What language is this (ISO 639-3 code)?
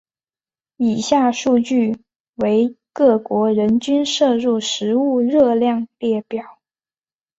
zho